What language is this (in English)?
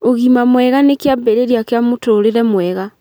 Kikuyu